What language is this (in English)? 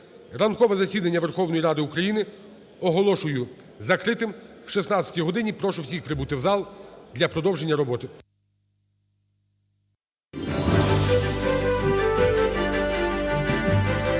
Ukrainian